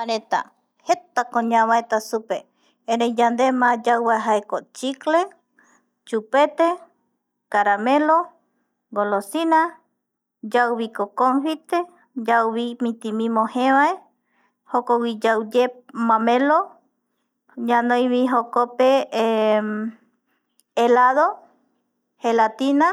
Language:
Eastern Bolivian Guaraní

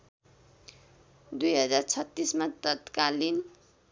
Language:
Nepali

